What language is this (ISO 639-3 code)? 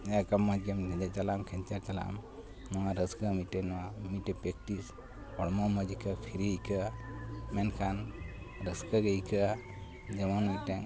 sat